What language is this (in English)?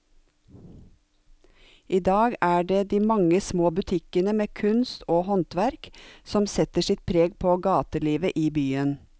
Norwegian